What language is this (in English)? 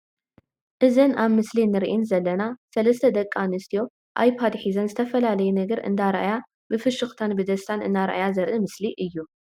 Tigrinya